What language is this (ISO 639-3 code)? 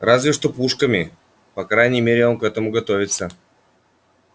rus